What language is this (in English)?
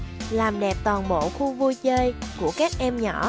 Vietnamese